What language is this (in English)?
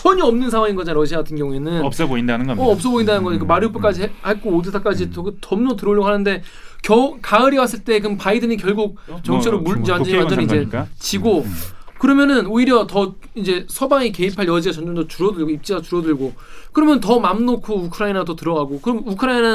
Korean